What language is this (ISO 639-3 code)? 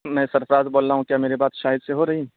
urd